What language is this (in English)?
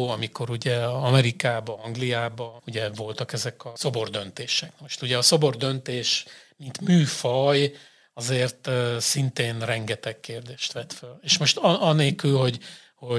Hungarian